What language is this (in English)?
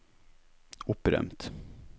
Norwegian